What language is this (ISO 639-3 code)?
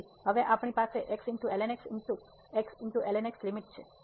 guj